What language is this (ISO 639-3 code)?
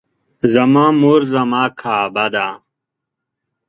pus